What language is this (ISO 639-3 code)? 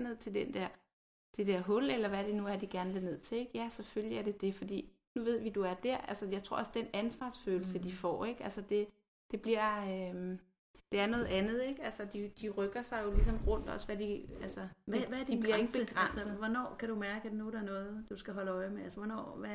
dan